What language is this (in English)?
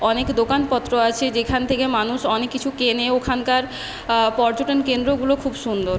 Bangla